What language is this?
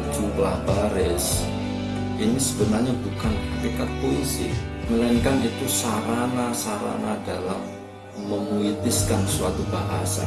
Indonesian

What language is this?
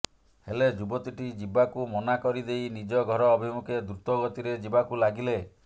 Odia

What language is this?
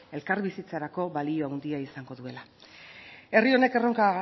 Basque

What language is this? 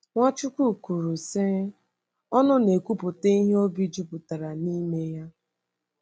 Igbo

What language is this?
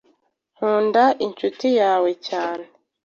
Kinyarwanda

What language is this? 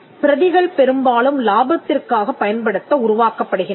Tamil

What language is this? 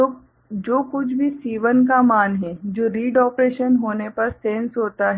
Hindi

